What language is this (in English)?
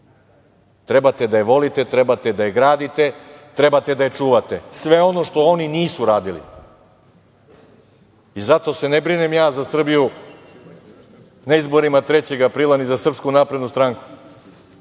Serbian